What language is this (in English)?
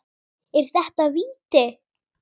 Icelandic